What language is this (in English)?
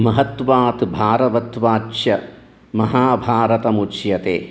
Sanskrit